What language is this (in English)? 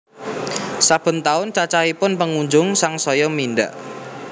Javanese